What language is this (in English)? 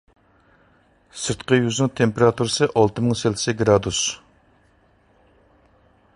Uyghur